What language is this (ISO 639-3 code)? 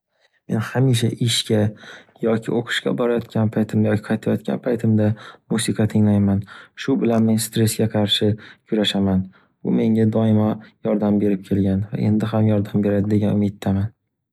uzb